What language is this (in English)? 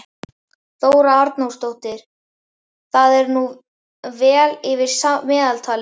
Icelandic